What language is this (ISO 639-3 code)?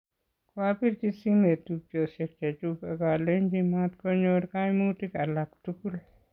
kln